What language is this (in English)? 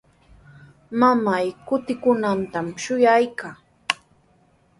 Sihuas Ancash Quechua